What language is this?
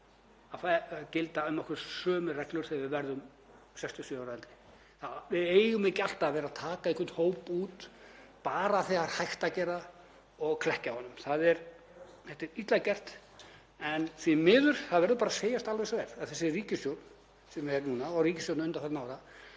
Icelandic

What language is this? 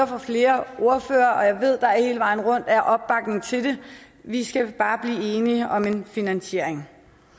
Danish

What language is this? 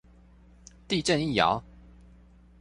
Chinese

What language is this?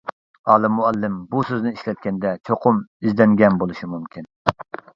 Uyghur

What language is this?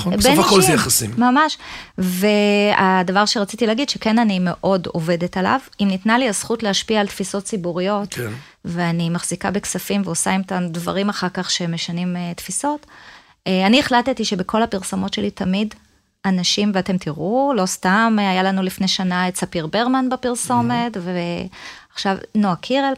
Hebrew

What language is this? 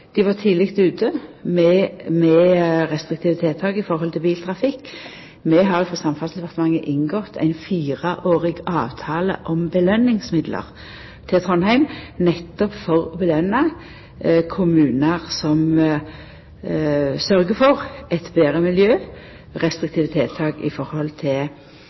Norwegian Nynorsk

